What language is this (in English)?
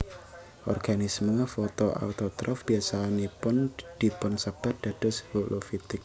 Javanese